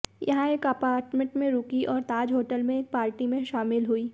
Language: Hindi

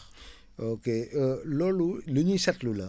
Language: Wolof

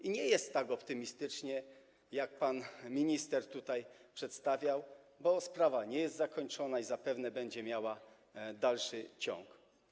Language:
Polish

